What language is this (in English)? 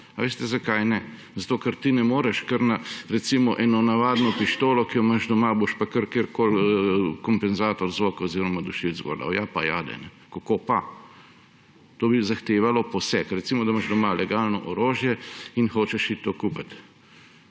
Slovenian